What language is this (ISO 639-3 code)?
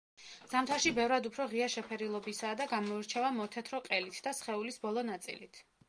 kat